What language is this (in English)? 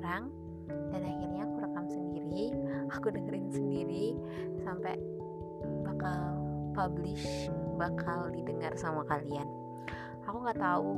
Indonesian